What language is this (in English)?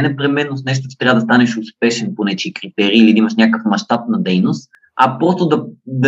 Bulgarian